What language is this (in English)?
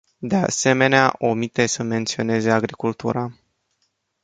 Romanian